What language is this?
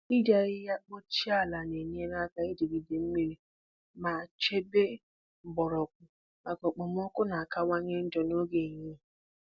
Igbo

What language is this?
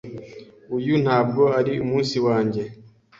Kinyarwanda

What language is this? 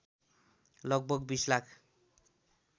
Nepali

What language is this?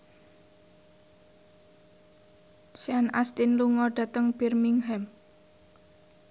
Javanese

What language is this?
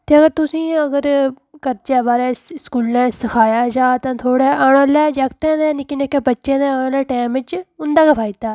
Dogri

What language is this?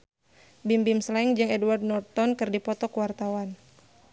Sundanese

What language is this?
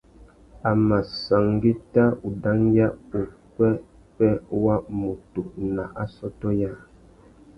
Tuki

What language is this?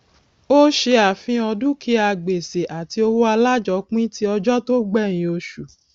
Yoruba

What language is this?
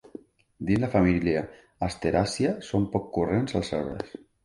Catalan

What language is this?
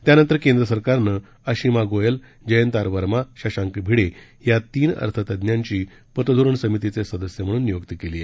Marathi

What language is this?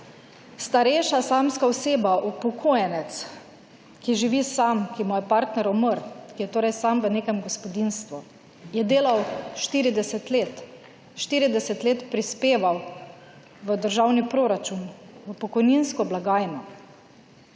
Slovenian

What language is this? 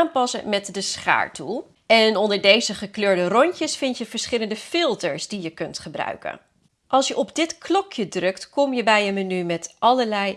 Dutch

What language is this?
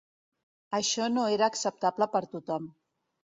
Catalan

